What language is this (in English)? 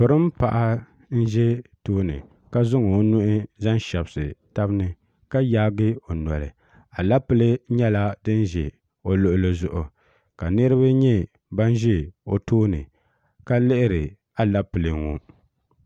Dagbani